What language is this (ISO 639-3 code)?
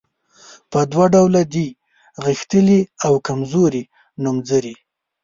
pus